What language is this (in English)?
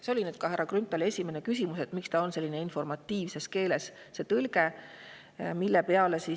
Estonian